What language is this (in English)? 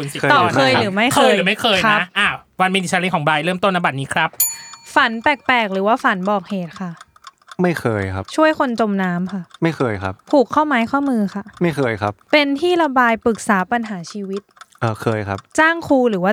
Thai